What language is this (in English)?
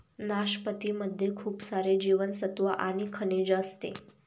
Marathi